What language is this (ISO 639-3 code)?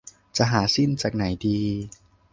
tha